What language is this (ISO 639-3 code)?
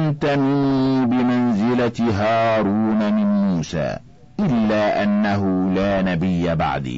ara